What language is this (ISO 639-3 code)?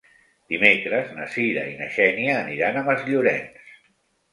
cat